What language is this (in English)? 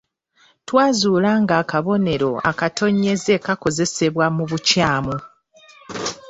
Ganda